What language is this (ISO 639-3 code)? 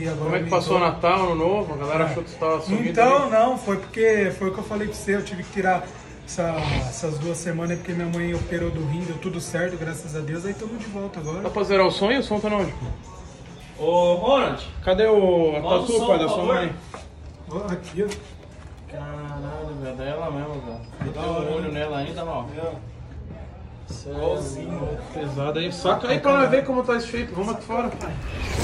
por